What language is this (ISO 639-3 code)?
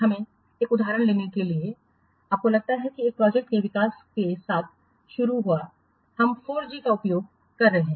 hin